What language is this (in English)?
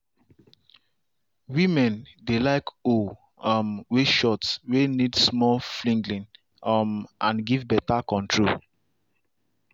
Nigerian Pidgin